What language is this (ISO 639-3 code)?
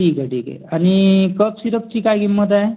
mar